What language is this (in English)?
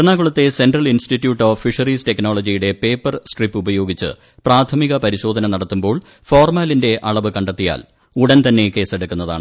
Malayalam